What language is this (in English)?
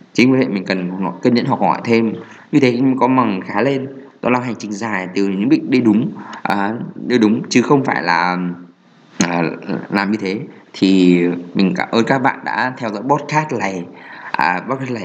Vietnamese